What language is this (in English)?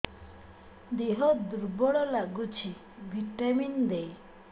Odia